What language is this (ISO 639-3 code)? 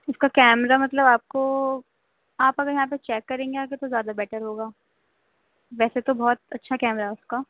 urd